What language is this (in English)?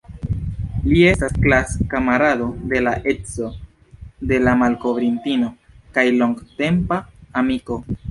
Esperanto